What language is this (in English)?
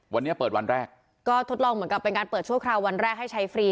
Thai